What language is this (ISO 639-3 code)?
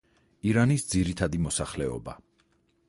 kat